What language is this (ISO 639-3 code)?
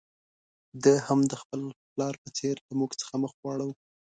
pus